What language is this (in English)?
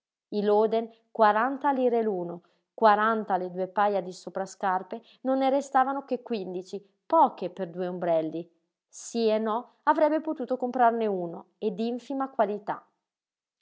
Italian